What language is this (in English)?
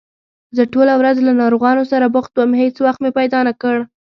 Pashto